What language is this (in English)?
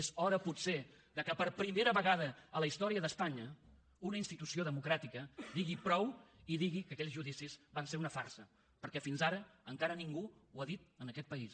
Catalan